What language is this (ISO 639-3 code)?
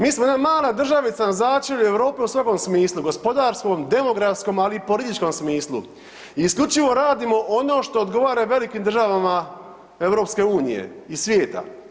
hrv